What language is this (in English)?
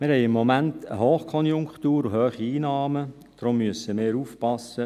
Swiss German